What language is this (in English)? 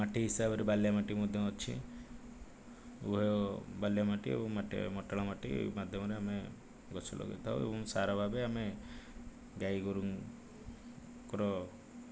Odia